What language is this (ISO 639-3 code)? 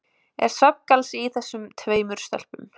isl